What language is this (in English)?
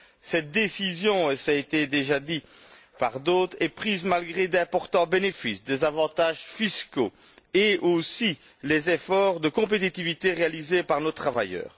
French